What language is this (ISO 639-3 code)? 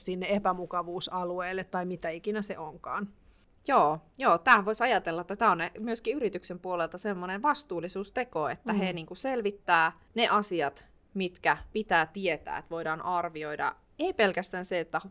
fin